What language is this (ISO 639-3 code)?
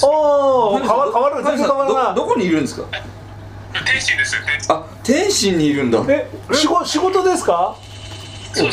jpn